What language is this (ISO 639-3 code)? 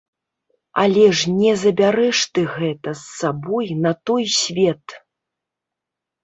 bel